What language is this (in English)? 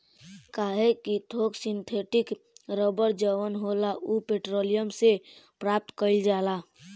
Bhojpuri